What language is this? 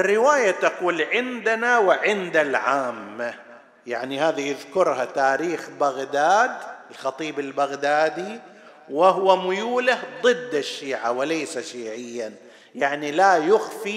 Arabic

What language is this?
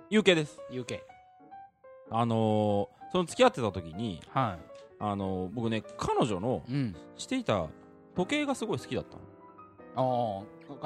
Japanese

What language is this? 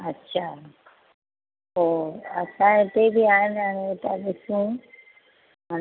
Sindhi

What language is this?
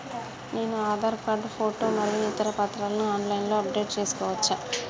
Telugu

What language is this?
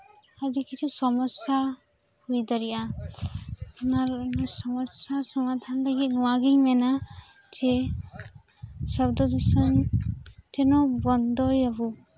Santali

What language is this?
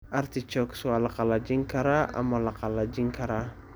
Somali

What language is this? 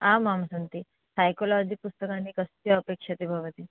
Sanskrit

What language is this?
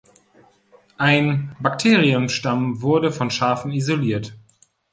German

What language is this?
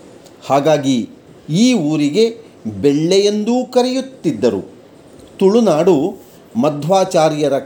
Kannada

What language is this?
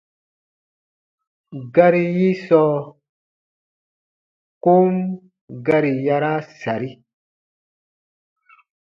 Baatonum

